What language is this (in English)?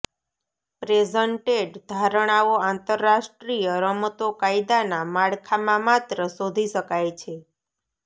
Gujarati